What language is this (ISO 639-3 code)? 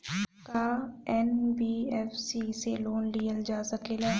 bho